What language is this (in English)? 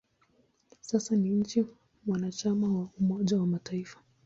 Swahili